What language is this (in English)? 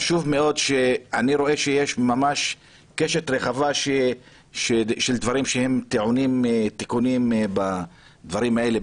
Hebrew